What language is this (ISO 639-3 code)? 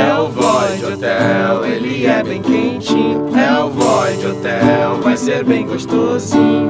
por